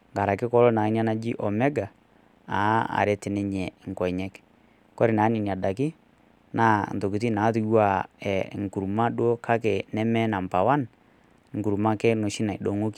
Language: Masai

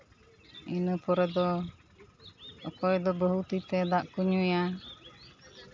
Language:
Santali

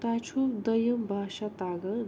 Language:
Kashmiri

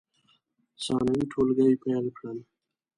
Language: Pashto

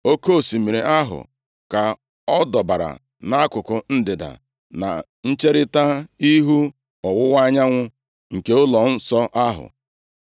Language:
Igbo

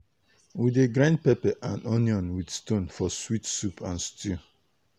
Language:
Nigerian Pidgin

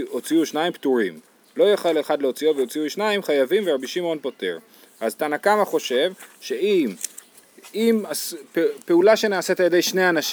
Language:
Hebrew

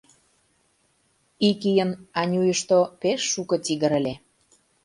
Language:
Mari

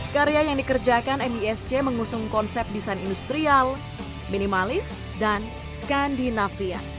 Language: Indonesian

